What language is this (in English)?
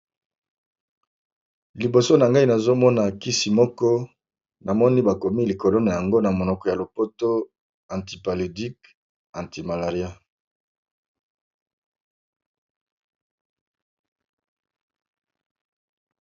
Lingala